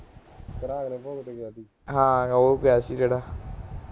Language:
Punjabi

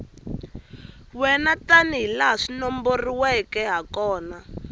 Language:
Tsonga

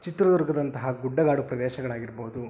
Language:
Kannada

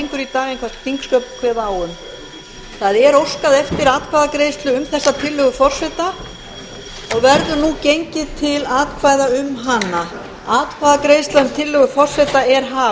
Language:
Icelandic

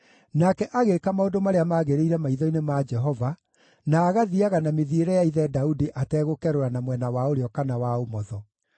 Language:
Kikuyu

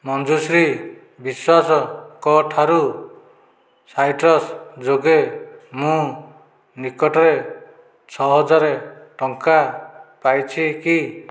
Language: Odia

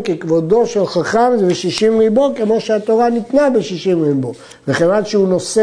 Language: Hebrew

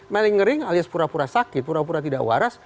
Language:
Indonesian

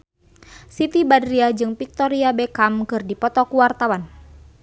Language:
Sundanese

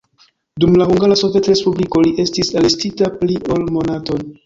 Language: Esperanto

